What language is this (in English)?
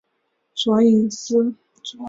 Chinese